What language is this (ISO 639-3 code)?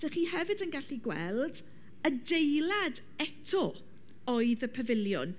cym